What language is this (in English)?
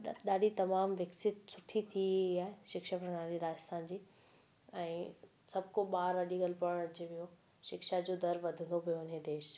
Sindhi